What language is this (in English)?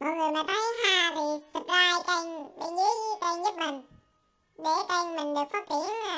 Vietnamese